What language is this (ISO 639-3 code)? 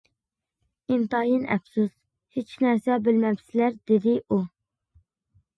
uig